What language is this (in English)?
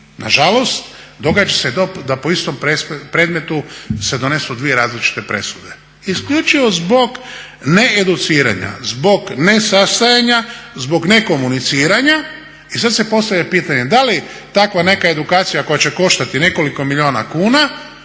Croatian